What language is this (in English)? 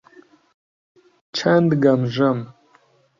Central Kurdish